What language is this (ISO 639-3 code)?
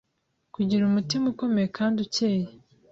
kin